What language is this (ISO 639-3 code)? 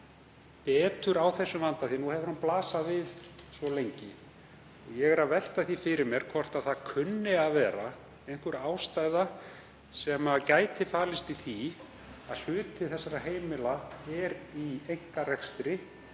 isl